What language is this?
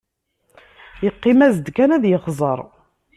Kabyle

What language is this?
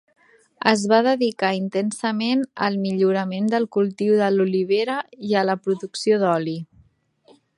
Catalan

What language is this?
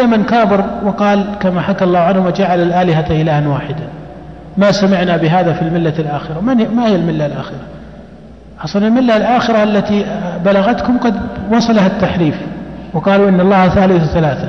Arabic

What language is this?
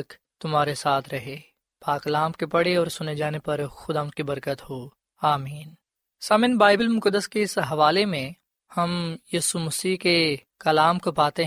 Urdu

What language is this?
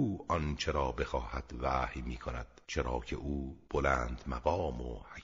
Persian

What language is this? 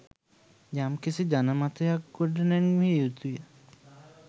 Sinhala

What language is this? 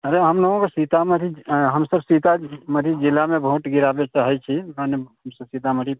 Maithili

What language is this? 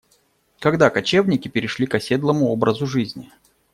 Russian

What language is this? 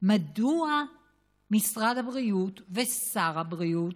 Hebrew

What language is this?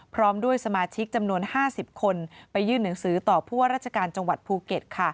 Thai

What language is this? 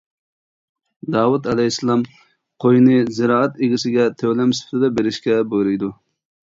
Uyghur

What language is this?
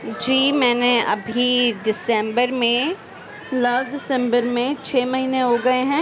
Urdu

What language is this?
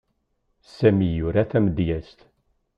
Kabyle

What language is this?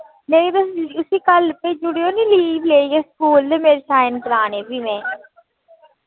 Dogri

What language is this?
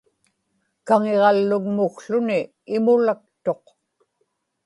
Inupiaq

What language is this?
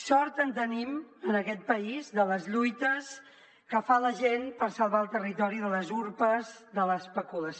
Catalan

